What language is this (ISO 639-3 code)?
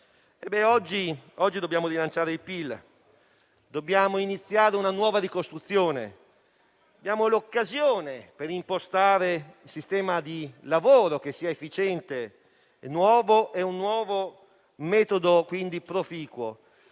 ita